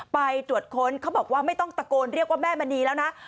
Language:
Thai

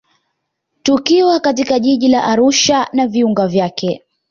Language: Swahili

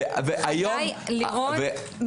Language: Hebrew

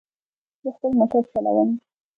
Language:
Pashto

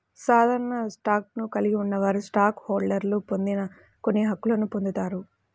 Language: Telugu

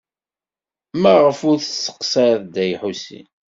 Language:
Kabyle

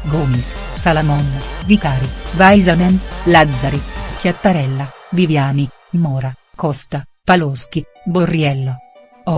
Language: Italian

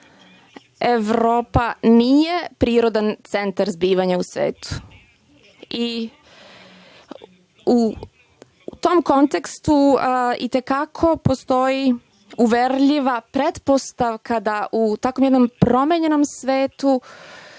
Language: Serbian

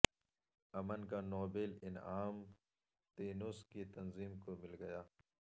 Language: Urdu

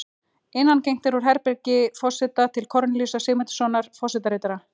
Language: Icelandic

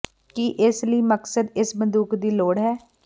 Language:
Punjabi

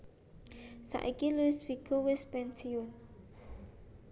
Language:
Javanese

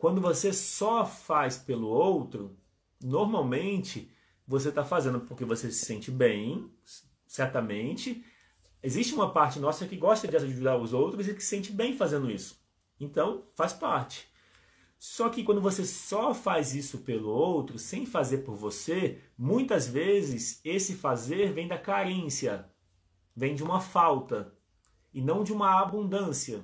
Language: Portuguese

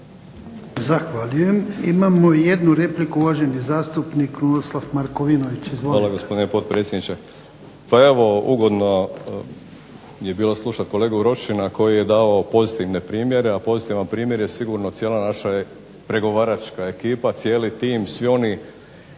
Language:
Croatian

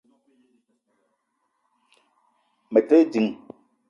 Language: Eton (Cameroon)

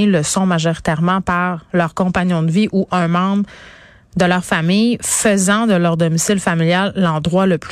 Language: French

